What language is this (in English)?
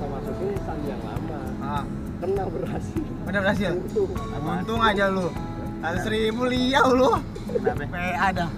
Indonesian